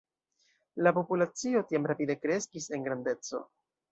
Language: Esperanto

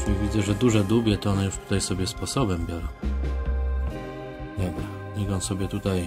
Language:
Polish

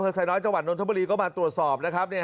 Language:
Thai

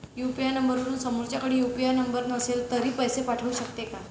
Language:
Marathi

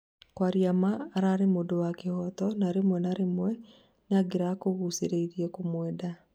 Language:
Kikuyu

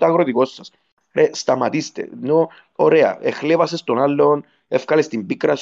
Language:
Greek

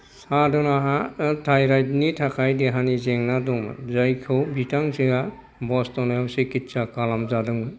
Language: Bodo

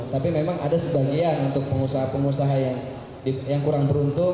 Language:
Indonesian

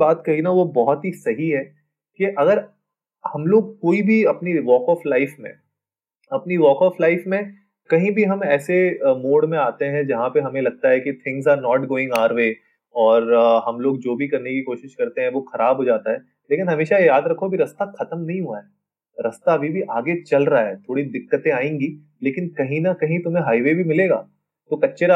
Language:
Hindi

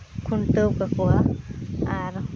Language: Santali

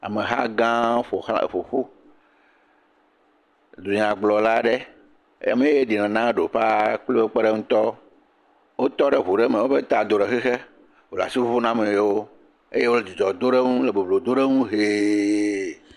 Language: Ewe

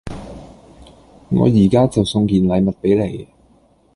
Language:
Cantonese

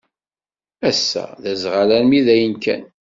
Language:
Kabyle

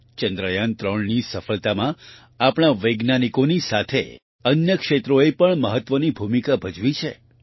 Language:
Gujarati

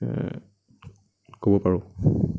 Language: Assamese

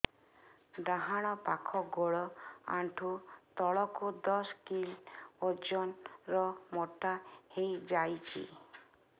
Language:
Odia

